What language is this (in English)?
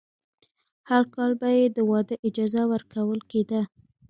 Pashto